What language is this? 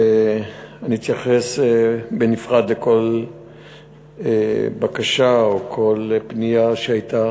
Hebrew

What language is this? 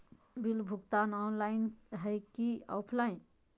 Magahi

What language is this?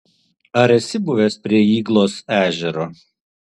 Lithuanian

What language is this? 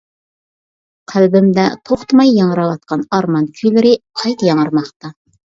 Uyghur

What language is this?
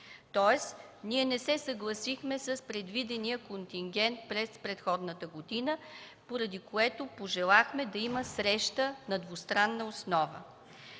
Bulgarian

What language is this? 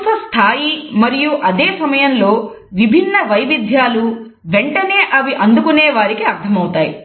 Telugu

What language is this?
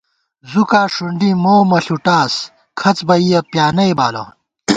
Gawar-Bati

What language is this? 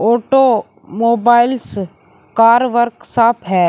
Hindi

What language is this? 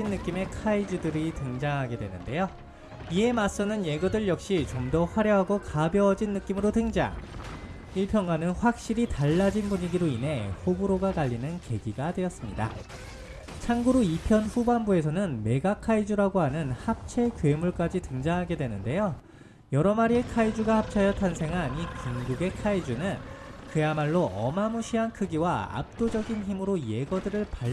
Korean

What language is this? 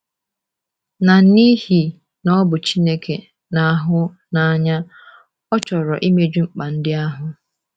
Igbo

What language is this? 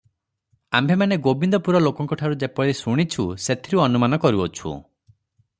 Odia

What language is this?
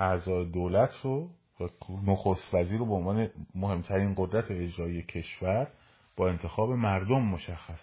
Persian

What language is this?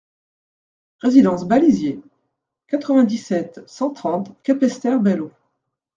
French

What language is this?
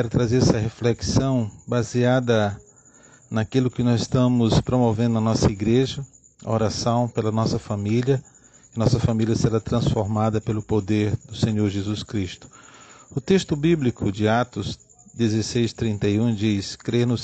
Portuguese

